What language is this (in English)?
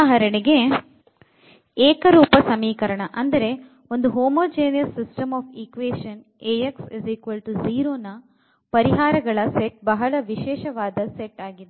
Kannada